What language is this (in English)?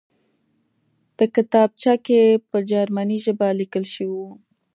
Pashto